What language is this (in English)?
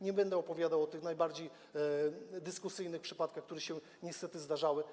Polish